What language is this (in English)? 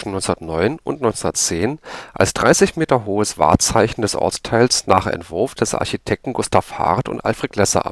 German